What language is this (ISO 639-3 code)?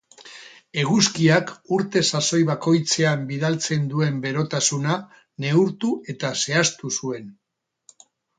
eus